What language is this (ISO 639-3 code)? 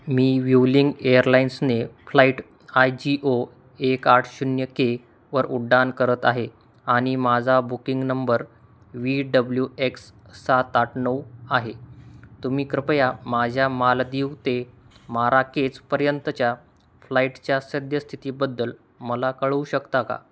mar